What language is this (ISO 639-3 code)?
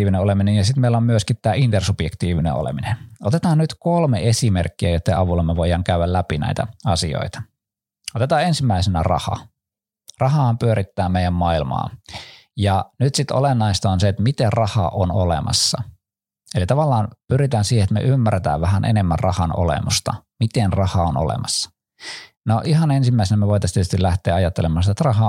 fin